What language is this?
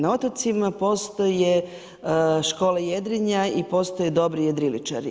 Croatian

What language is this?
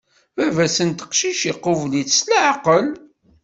Kabyle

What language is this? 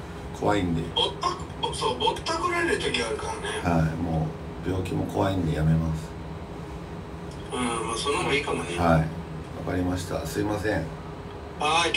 Japanese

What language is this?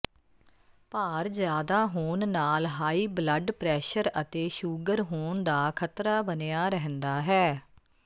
Punjabi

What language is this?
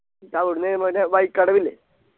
Malayalam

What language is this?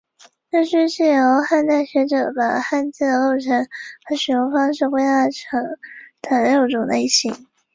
Chinese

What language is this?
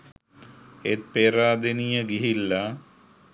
Sinhala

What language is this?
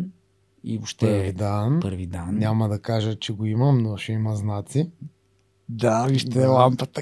Bulgarian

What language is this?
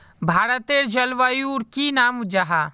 Magahi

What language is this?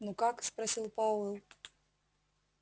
Russian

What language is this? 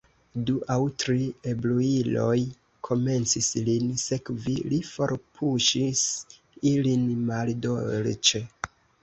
Esperanto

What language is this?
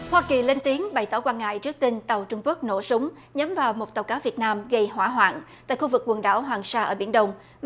Vietnamese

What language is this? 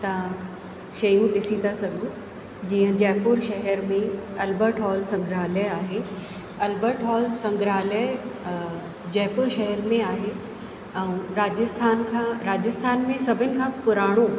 Sindhi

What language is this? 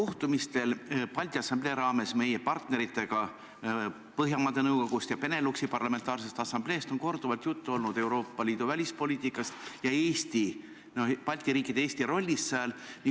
Estonian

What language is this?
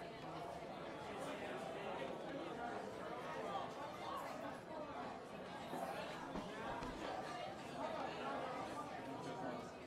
Portuguese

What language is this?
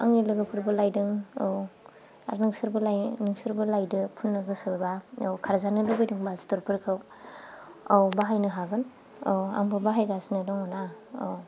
Bodo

